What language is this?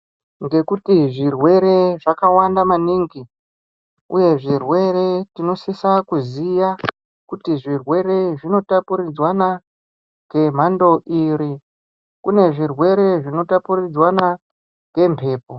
Ndau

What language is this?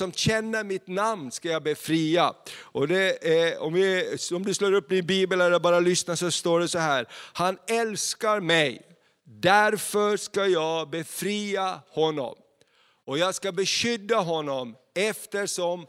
Swedish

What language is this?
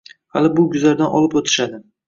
Uzbek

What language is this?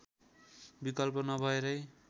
Nepali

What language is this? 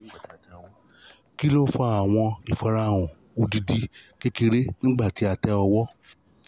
Yoruba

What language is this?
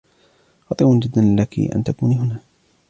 Arabic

